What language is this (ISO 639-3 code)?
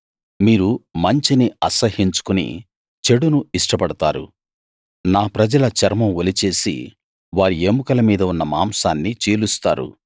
tel